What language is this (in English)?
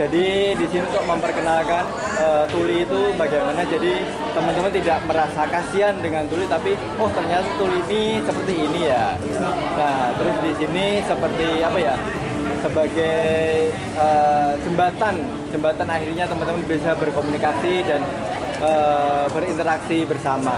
Indonesian